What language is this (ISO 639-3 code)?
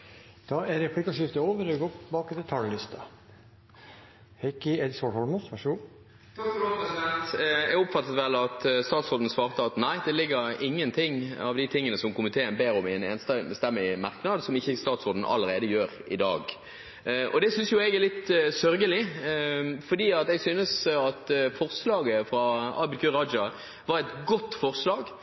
nor